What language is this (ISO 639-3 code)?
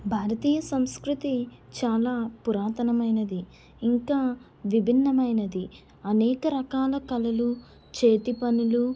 tel